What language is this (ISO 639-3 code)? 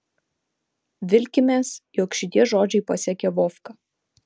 lit